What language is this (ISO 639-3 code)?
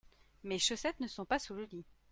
fra